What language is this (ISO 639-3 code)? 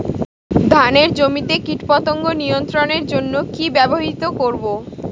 ben